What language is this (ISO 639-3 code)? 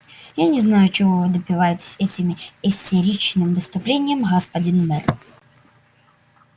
rus